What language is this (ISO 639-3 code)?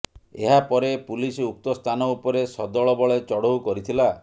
ori